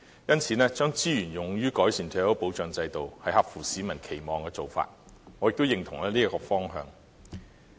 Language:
Cantonese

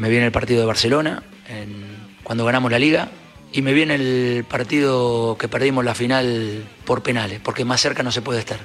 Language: Spanish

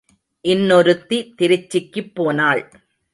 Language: Tamil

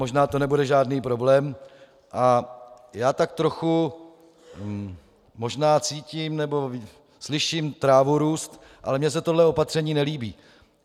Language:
Czech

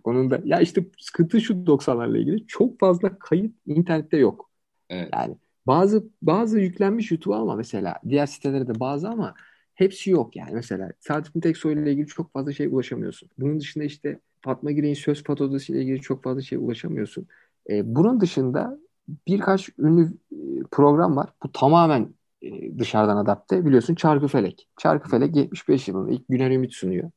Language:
Turkish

